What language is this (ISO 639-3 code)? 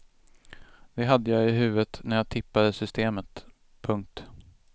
swe